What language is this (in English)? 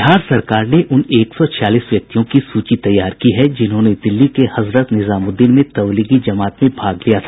Hindi